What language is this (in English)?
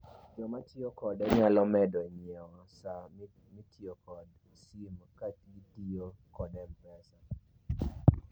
Luo (Kenya and Tanzania)